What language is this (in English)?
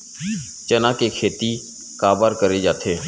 Chhattisgarhi